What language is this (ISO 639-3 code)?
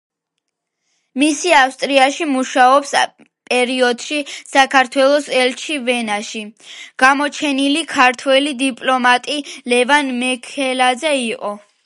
kat